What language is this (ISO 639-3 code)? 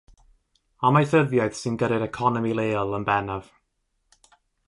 cym